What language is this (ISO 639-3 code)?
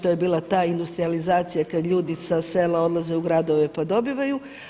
hrv